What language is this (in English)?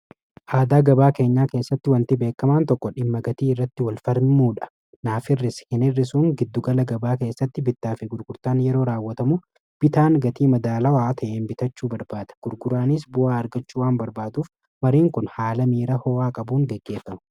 Oromo